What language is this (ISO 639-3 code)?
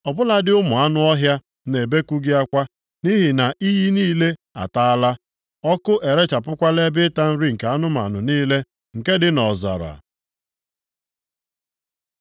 ibo